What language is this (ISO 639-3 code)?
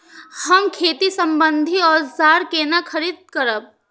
mai